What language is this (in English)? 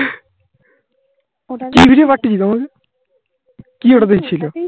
Bangla